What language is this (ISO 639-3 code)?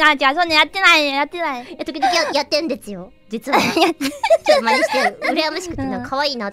jpn